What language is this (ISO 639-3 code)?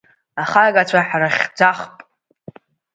abk